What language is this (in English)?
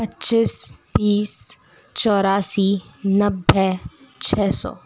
Hindi